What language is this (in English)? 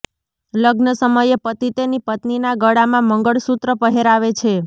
Gujarati